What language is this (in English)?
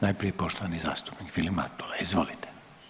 Croatian